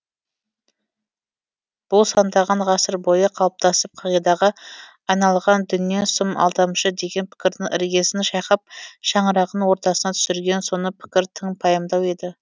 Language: Kazakh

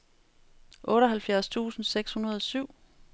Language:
Danish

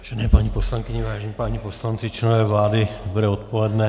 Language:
Czech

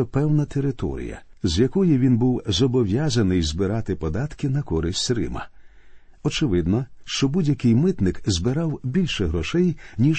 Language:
Ukrainian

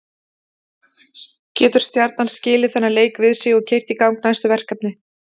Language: Icelandic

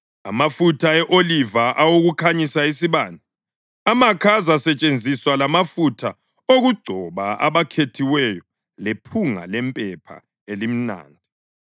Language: North Ndebele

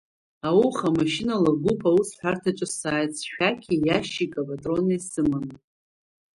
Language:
Abkhazian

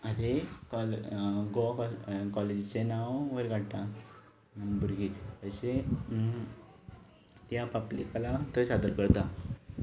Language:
Konkani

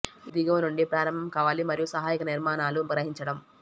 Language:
Telugu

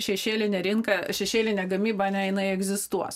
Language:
Lithuanian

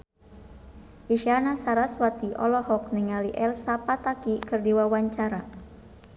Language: Sundanese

